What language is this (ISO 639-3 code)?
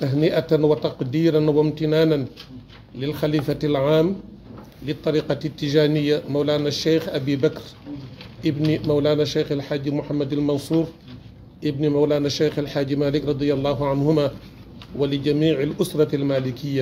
ara